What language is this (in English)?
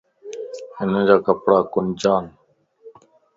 Lasi